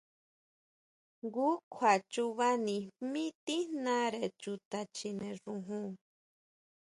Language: Huautla Mazatec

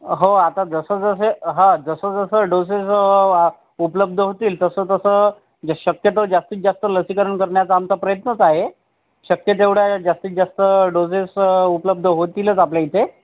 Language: Marathi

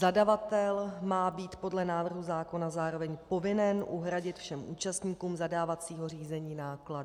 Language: Czech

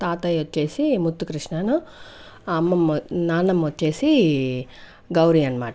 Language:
Telugu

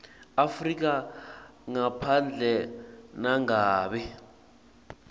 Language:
Swati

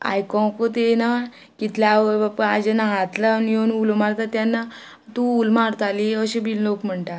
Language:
Konkani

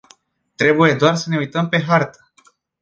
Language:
Romanian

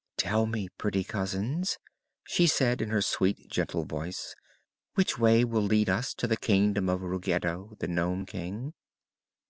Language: English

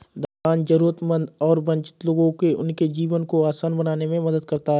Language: Hindi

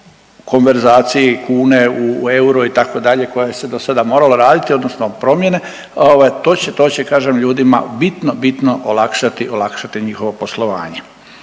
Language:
Croatian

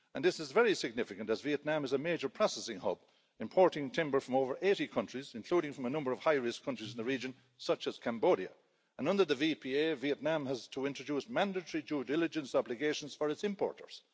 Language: English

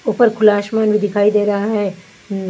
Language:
Hindi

